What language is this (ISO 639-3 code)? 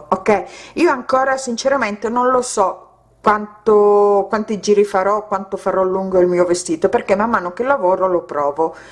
ita